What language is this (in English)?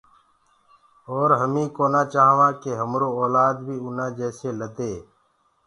Gurgula